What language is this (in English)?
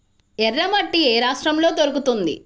Telugu